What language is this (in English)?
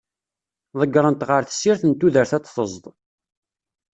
Kabyle